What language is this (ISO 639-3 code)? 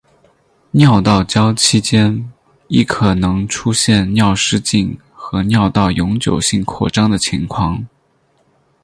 zho